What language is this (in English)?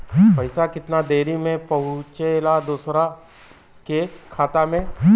Bhojpuri